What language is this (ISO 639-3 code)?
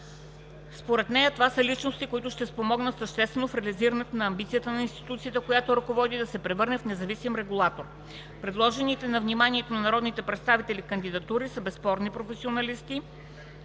bul